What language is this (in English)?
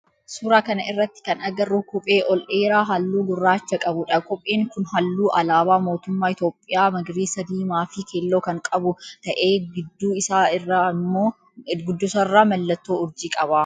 Oromo